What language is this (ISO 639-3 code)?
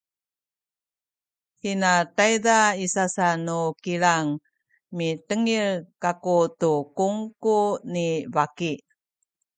szy